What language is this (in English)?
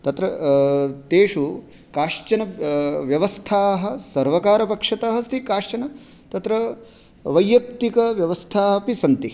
Sanskrit